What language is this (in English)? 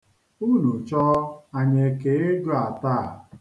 Igbo